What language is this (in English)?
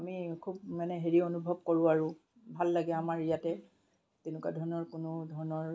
Assamese